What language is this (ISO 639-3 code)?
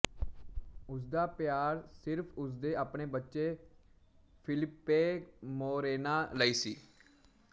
pan